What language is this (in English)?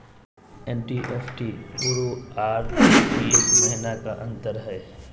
Magahi